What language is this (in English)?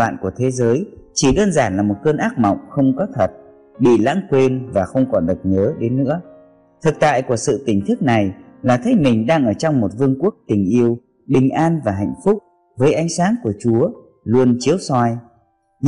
Vietnamese